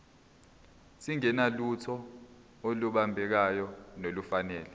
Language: Zulu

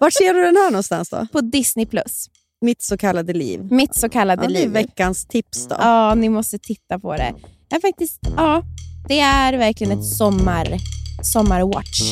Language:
Swedish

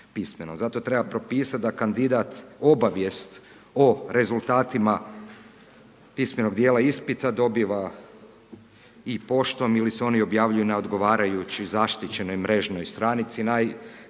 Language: Croatian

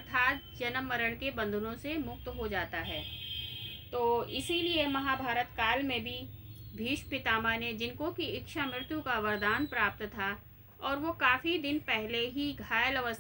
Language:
Hindi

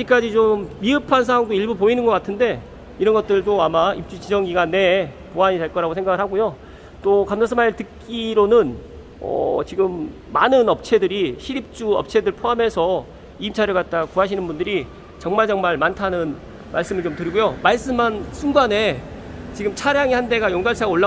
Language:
Korean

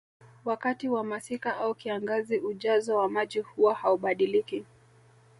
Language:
Swahili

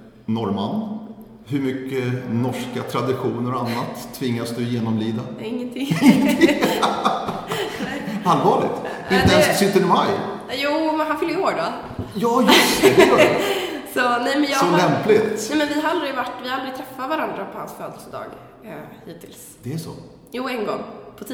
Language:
Swedish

